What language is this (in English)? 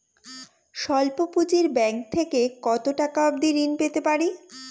Bangla